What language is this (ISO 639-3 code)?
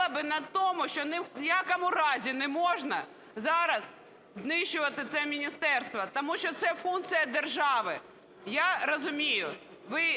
ukr